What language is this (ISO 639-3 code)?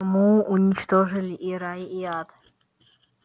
rus